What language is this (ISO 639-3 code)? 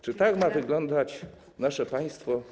pol